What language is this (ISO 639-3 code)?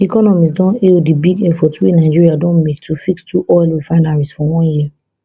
pcm